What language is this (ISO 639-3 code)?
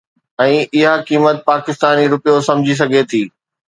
snd